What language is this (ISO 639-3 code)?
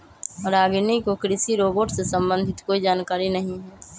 mag